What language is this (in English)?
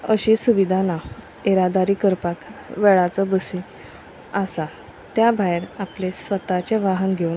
Konkani